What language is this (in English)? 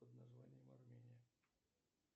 Russian